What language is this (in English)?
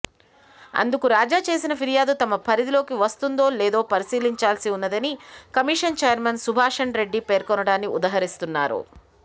Telugu